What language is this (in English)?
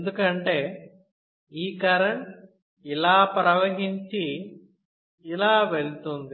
Telugu